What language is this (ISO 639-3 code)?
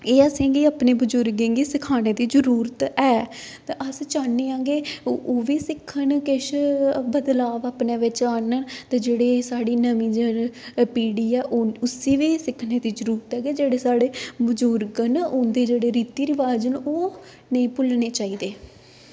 doi